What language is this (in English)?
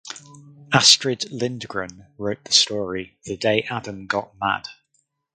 English